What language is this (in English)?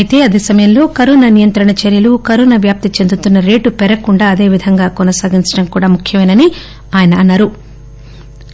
Telugu